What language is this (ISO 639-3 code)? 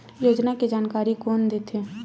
hne